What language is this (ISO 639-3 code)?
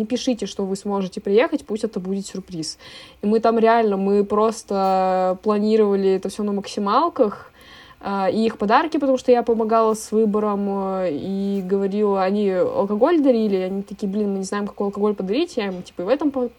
rus